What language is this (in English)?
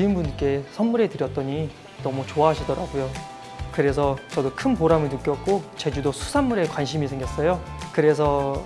Korean